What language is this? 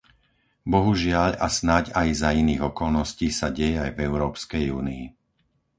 Slovak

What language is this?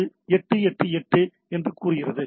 Tamil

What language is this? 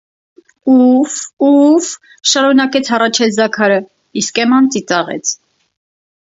Armenian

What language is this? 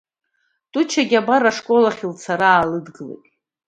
Abkhazian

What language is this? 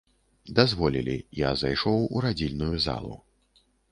Belarusian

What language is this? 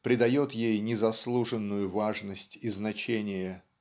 Russian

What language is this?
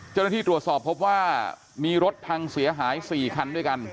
Thai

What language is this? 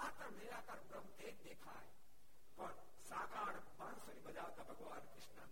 Gujarati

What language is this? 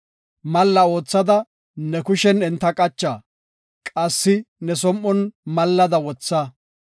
Gofa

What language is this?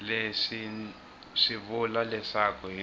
Tsonga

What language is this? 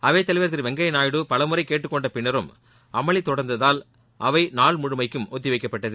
Tamil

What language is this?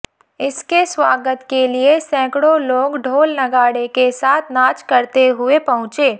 Hindi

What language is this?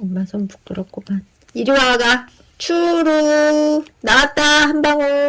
Korean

